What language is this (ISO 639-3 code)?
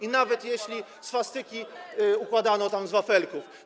pol